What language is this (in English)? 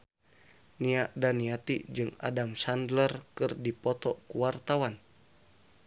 Sundanese